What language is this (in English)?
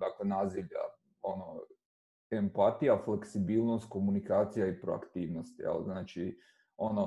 Croatian